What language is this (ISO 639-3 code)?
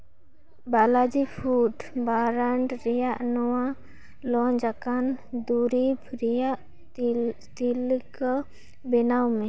sat